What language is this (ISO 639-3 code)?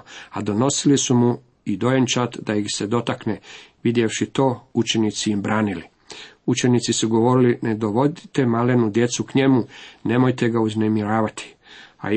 hrv